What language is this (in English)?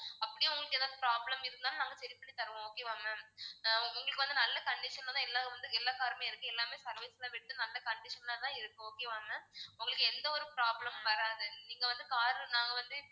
Tamil